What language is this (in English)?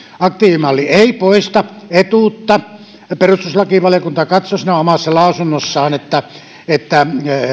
Finnish